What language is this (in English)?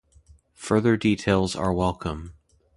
English